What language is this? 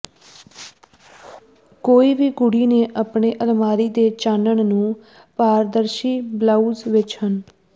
Punjabi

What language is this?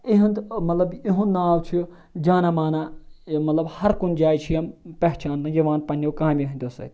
Kashmiri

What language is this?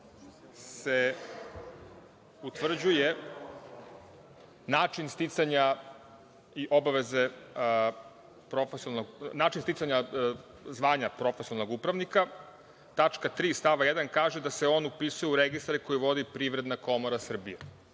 Serbian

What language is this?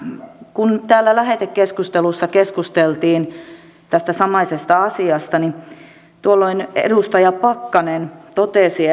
Finnish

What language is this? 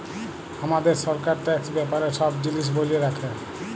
Bangla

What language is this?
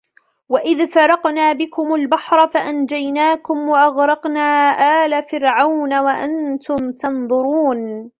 Arabic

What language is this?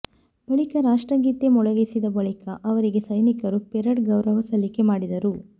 Kannada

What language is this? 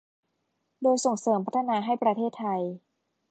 Thai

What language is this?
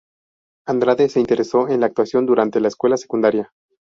Spanish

